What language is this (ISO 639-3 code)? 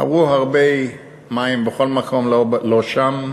heb